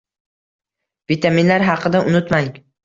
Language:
Uzbek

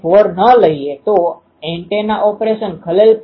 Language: Gujarati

